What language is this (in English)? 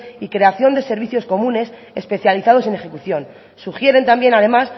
Spanish